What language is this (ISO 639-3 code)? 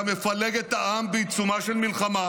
heb